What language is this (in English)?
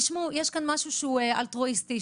Hebrew